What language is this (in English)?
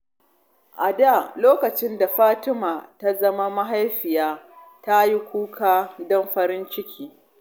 Hausa